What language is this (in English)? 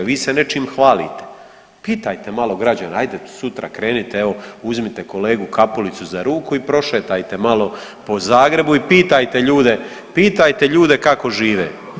Croatian